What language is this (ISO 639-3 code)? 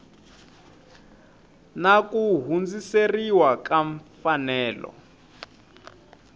tso